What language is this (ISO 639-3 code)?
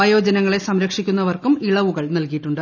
mal